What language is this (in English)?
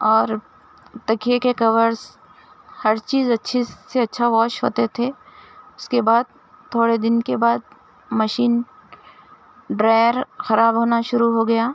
Urdu